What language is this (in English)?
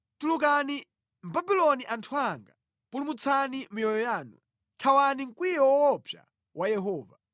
Nyanja